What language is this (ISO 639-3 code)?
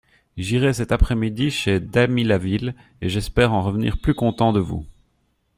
fra